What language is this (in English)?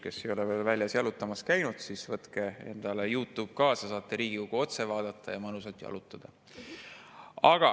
Estonian